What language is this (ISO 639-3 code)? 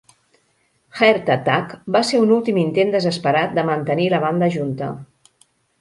cat